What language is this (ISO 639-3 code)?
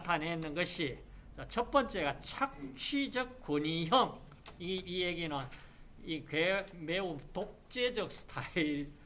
kor